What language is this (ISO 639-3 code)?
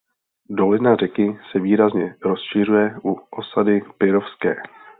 ces